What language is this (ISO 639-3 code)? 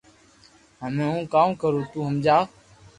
lrk